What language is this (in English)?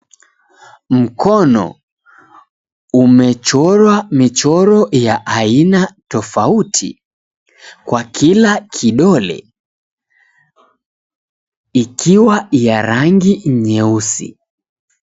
Swahili